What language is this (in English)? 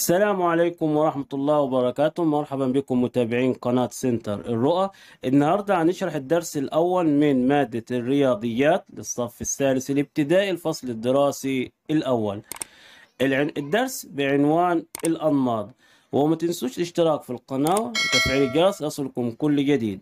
Arabic